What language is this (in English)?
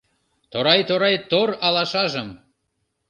Mari